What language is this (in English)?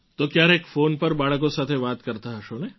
Gujarati